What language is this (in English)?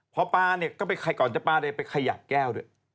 Thai